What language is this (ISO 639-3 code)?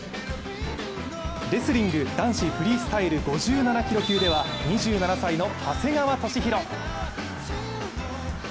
jpn